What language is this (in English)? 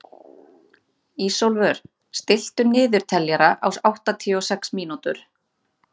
Icelandic